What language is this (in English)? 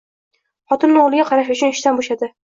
Uzbek